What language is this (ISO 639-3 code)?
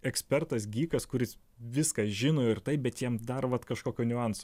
lit